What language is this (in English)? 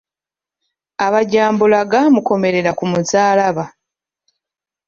Ganda